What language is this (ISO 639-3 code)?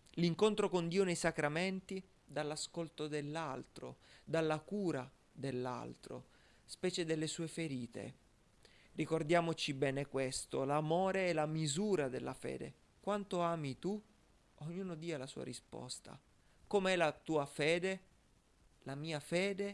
ita